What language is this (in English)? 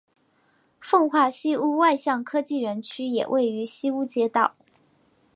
Chinese